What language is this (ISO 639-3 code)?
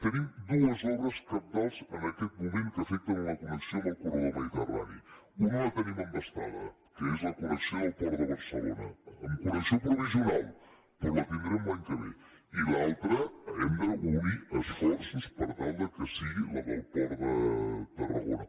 cat